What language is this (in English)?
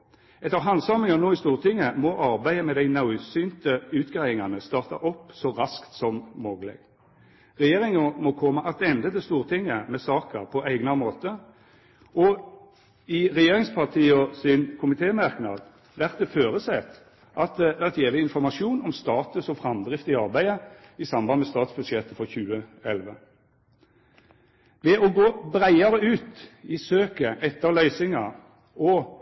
Norwegian Nynorsk